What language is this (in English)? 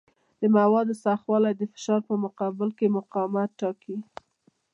Pashto